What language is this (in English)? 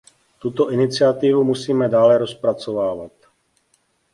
Czech